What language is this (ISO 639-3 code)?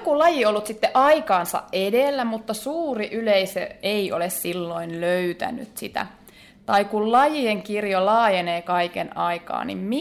fin